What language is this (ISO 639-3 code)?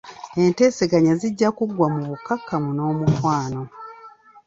lug